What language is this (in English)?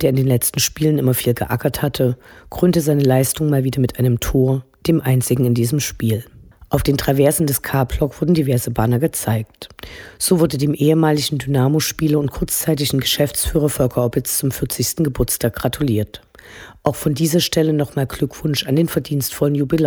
German